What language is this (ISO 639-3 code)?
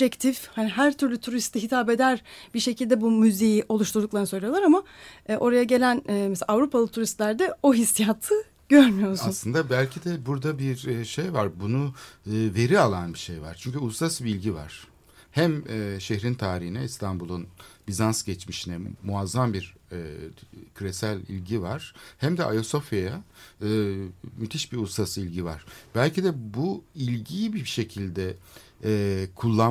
tur